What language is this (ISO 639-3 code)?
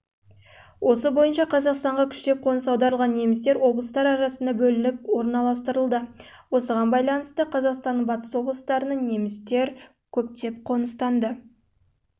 kaz